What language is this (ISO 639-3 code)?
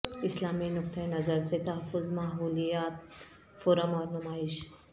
urd